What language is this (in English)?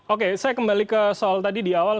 Indonesian